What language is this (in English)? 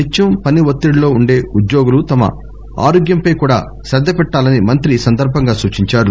Telugu